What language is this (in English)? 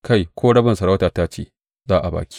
Hausa